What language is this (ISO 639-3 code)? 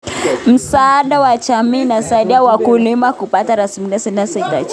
kln